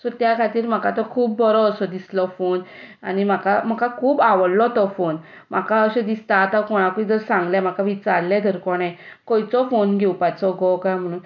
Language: Konkani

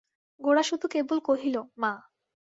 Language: Bangla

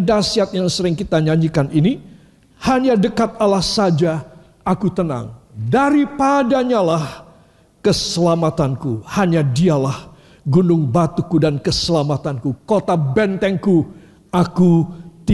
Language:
Indonesian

